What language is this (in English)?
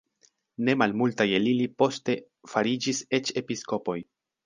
Esperanto